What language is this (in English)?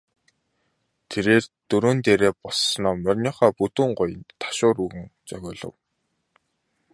Mongolian